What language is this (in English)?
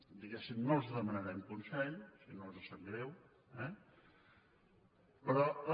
Catalan